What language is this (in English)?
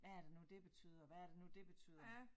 Danish